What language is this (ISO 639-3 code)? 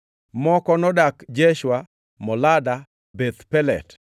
luo